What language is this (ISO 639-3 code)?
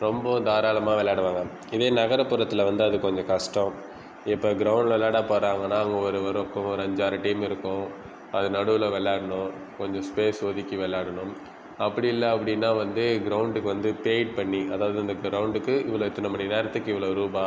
tam